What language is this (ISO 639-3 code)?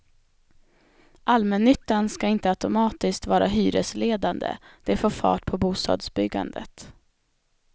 swe